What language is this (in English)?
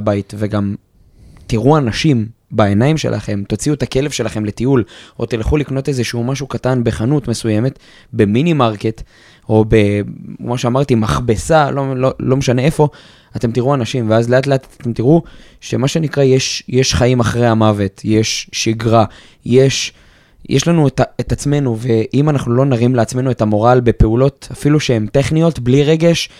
Hebrew